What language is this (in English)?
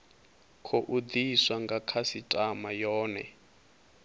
Venda